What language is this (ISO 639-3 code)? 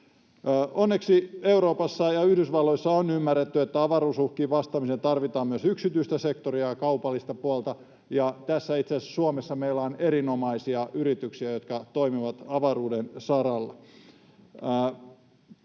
fin